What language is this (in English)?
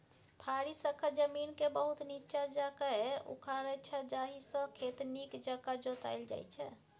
Maithili